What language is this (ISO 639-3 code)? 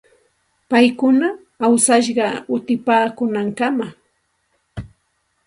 qxt